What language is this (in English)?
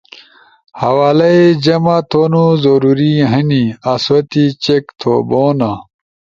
Ushojo